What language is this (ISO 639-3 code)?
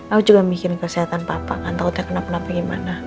ind